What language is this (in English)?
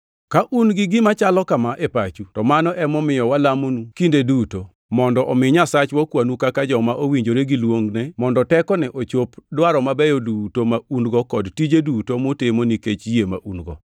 Luo (Kenya and Tanzania)